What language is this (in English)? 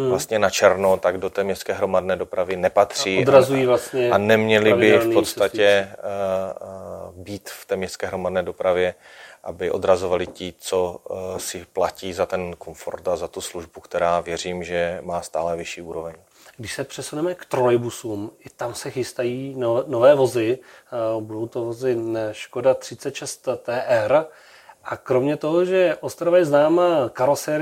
Czech